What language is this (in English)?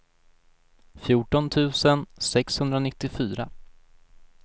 Swedish